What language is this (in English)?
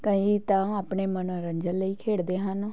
Punjabi